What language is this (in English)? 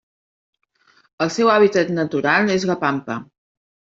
Catalan